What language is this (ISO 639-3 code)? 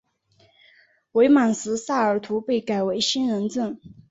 zho